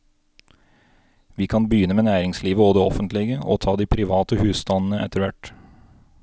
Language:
Norwegian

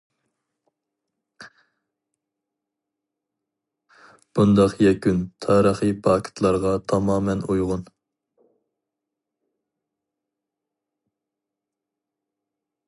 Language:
Uyghur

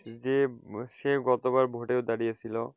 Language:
Bangla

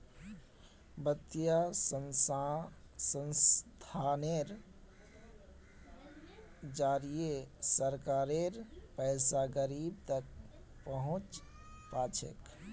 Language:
Magahi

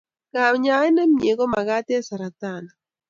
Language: Kalenjin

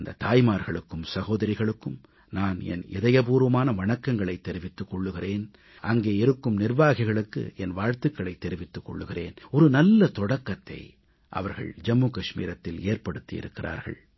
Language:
Tamil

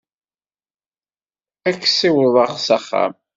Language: Kabyle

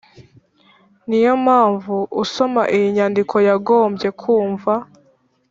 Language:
Kinyarwanda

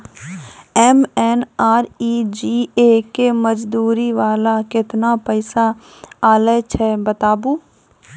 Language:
Maithili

